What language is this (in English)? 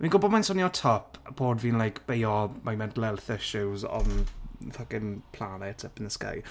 Welsh